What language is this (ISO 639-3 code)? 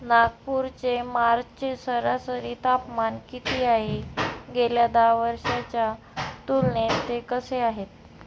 mar